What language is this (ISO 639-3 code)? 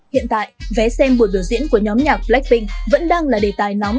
vie